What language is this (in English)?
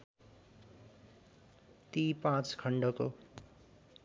Nepali